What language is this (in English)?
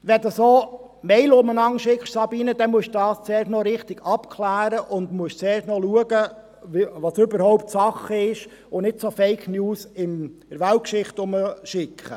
Swiss German